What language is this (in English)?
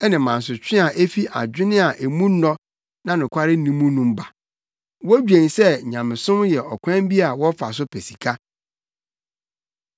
Akan